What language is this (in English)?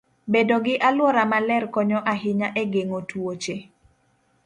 Luo (Kenya and Tanzania)